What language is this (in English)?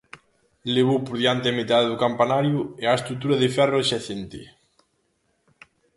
Galician